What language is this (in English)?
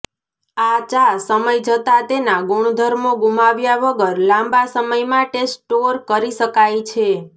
Gujarati